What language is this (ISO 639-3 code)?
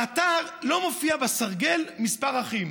heb